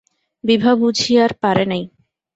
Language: Bangla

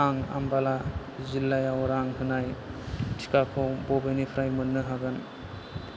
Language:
Bodo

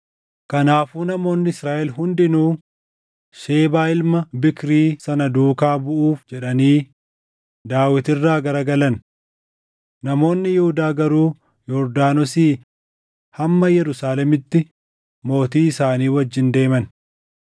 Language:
Oromo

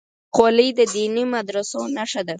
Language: Pashto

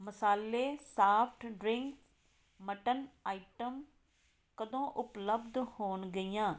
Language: Punjabi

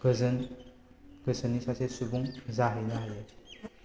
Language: Bodo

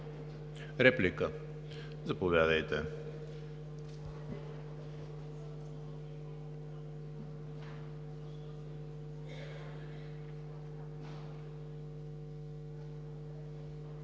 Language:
Bulgarian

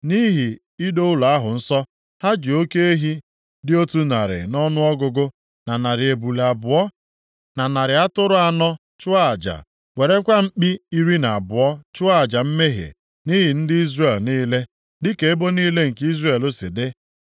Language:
Igbo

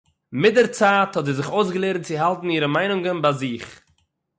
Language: Yiddish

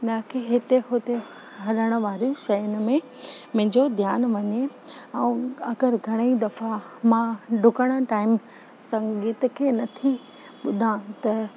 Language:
Sindhi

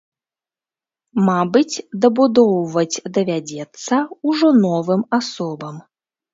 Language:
Belarusian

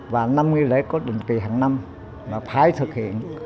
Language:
Vietnamese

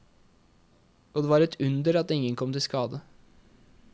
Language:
Norwegian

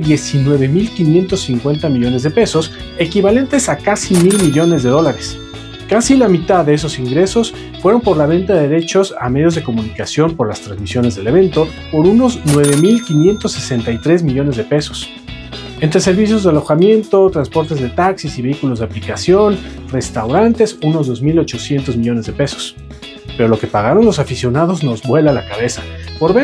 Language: Spanish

